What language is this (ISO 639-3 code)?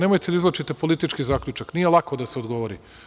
srp